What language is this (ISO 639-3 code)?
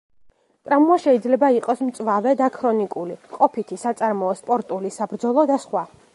kat